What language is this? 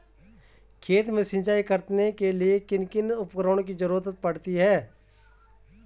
Hindi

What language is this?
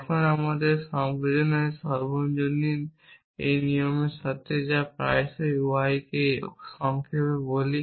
Bangla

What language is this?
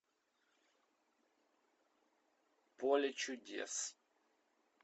Russian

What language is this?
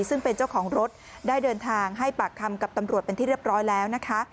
Thai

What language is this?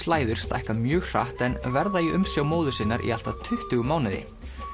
Icelandic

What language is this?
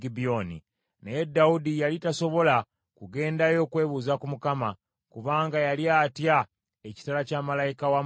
Ganda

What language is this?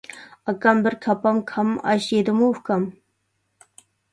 Uyghur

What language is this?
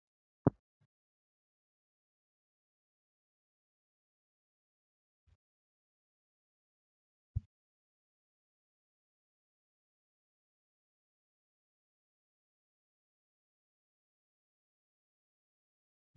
Oromo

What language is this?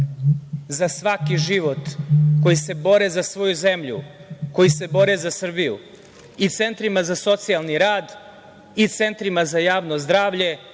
Serbian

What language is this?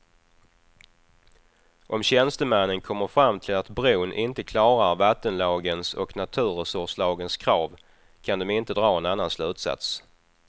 Swedish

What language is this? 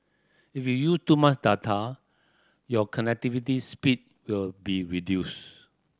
English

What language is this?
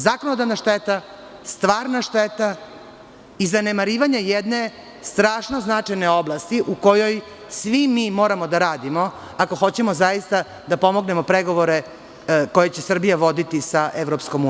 Serbian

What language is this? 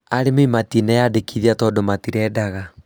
Kikuyu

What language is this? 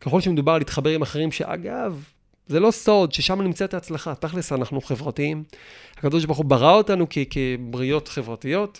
Hebrew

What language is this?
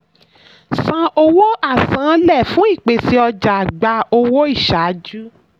Yoruba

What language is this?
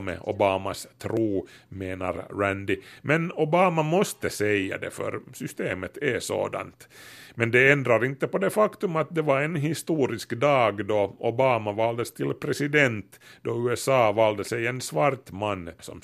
Swedish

